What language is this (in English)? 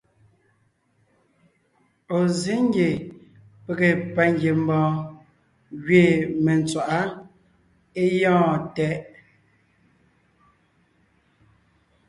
Ngiemboon